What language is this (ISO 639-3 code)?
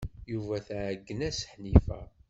kab